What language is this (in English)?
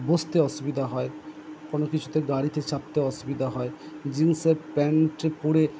Bangla